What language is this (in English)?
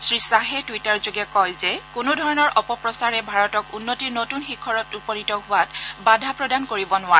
Assamese